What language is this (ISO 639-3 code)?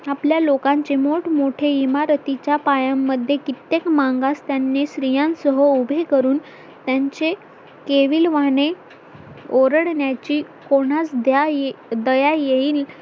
mar